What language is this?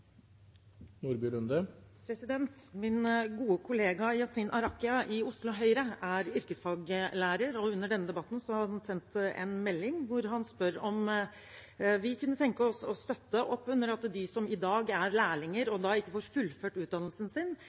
Norwegian Bokmål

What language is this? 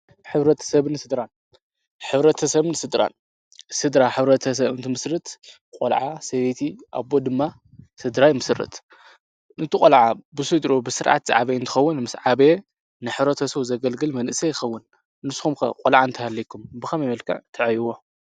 Tigrinya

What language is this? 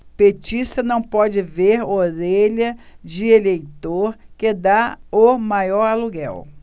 Portuguese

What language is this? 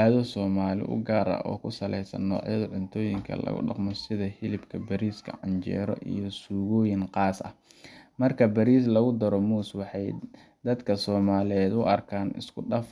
Somali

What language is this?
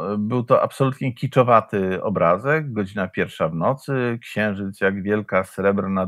Polish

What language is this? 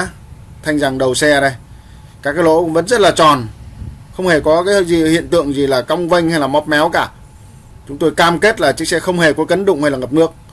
Vietnamese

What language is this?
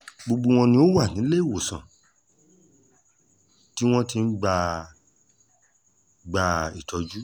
Yoruba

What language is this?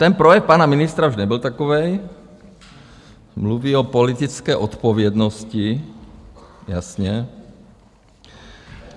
Czech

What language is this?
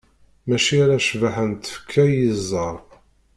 Kabyle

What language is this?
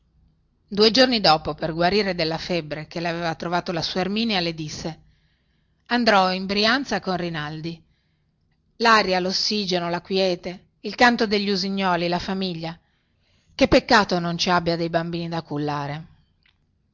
Italian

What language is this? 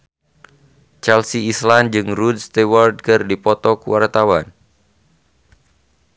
Sundanese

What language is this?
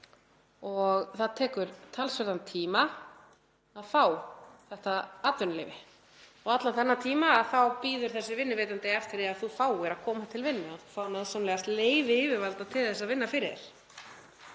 Icelandic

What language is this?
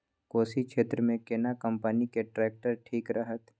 Maithili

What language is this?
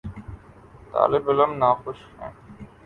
Urdu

